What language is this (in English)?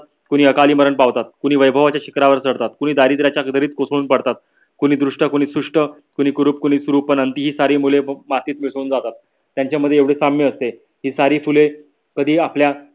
Marathi